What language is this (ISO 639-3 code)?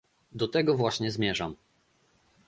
pol